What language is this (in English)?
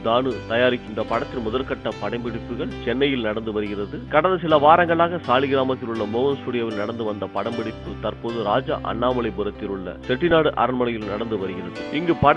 Turkish